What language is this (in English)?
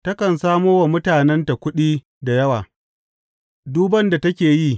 Hausa